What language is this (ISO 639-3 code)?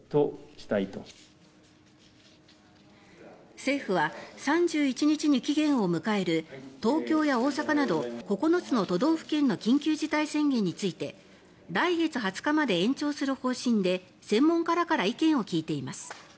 jpn